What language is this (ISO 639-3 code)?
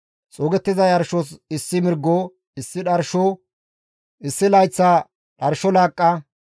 gmv